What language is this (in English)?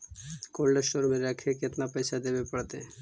Magahi